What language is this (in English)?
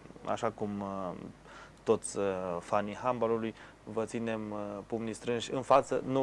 Romanian